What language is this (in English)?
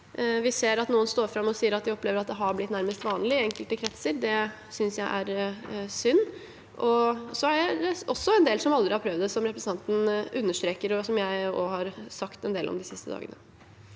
Norwegian